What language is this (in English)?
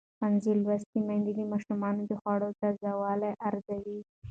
Pashto